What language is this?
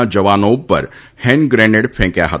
Gujarati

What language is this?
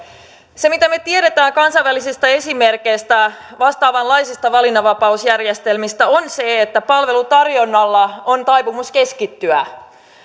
Finnish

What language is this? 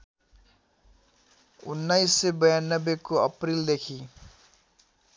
Nepali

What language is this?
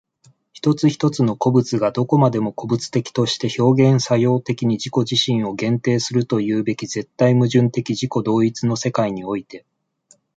Japanese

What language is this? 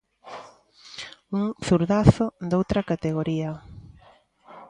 Galician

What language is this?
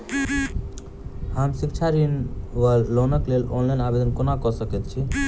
Maithili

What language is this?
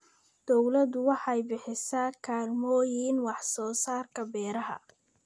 Somali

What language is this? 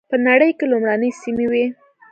Pashto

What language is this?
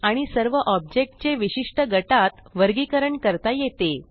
Marathi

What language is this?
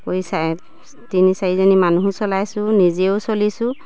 Assamese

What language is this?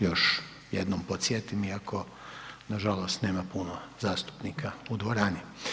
Croatian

